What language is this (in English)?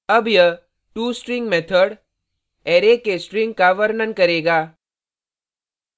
Hindi